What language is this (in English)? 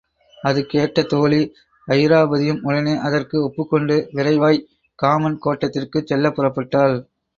Tamil